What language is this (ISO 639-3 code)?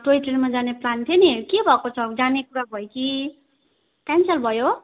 nep